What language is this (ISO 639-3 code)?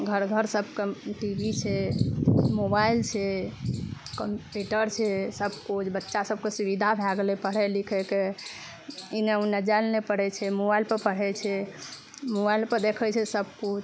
mai